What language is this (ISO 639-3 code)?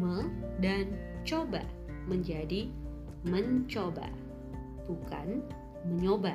ind